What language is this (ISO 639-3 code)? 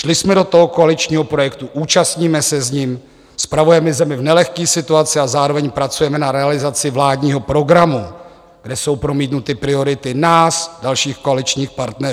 ces